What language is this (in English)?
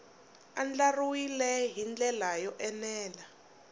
Tsonga